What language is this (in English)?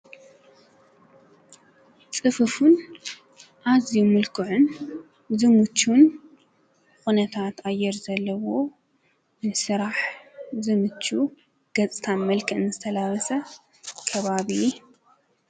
Tigrinya